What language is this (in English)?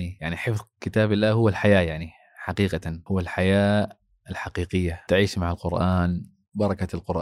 Arabic